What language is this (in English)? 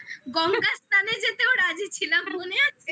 Bangla